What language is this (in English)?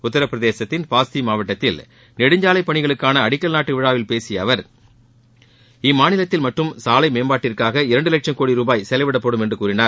Tamil